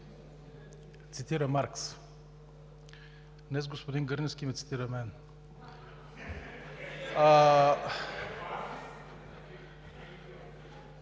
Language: Bulgarian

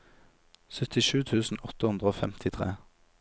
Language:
Norwegian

